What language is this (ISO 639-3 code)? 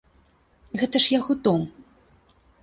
bel